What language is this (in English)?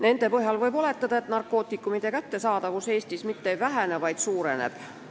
Estonian